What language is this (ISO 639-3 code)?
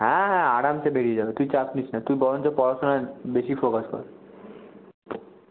ben